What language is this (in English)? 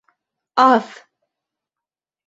Bashkir